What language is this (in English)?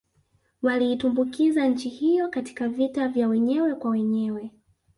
Swahili